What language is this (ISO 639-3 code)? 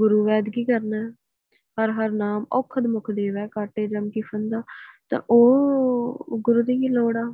pan